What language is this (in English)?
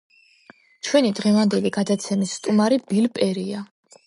Georgian